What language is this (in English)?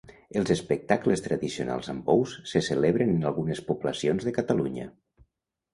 Catalan